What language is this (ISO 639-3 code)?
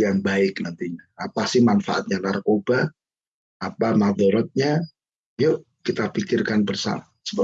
ind